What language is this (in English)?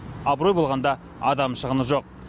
Kazakh